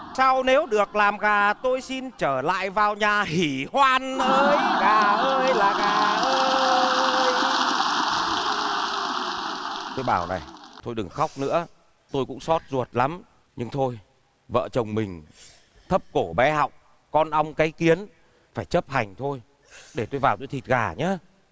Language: Vietnamese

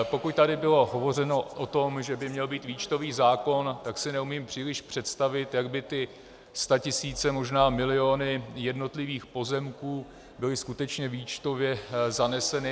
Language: Czech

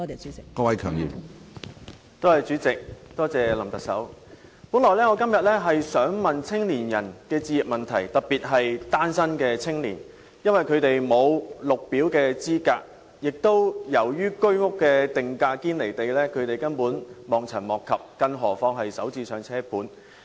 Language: Cantonese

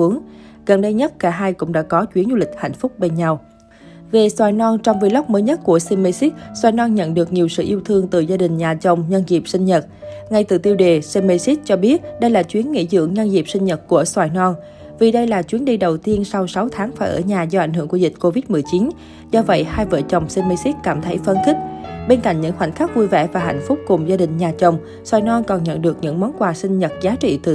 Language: Vietnamese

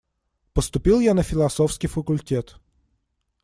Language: Russian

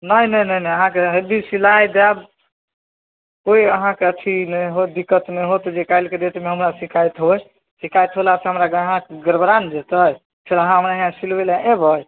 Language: Maithili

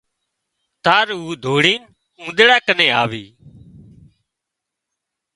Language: Wadiyara Koli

